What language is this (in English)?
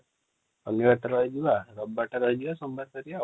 Odia